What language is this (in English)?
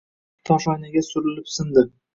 Uzbek